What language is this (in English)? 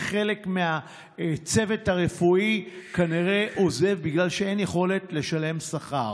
Hebrew